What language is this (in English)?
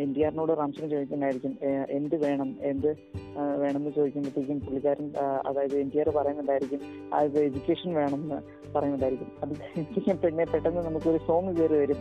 Malayalam